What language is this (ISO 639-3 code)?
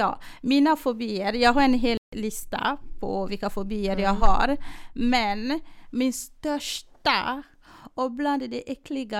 swe